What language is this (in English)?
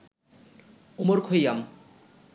Bangla